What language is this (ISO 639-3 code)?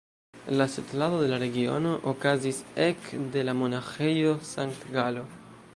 epo